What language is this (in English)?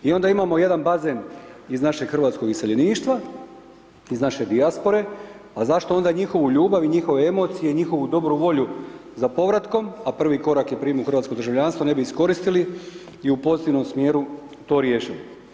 Croatian